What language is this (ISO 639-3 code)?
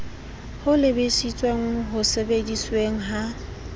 sot